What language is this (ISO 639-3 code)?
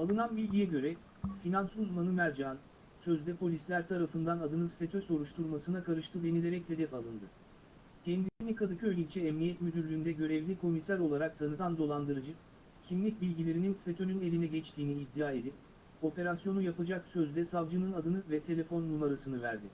tur